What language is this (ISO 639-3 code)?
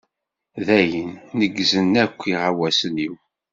kab